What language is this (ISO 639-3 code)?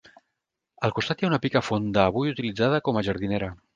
cat